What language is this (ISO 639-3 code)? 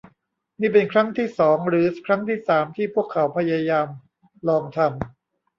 tha